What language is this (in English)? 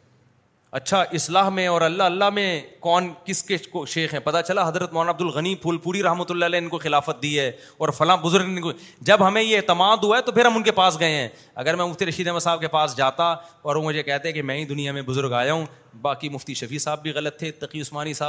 Urdu